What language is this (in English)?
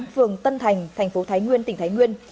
Vietnamese